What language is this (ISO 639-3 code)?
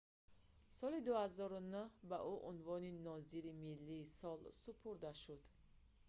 tgk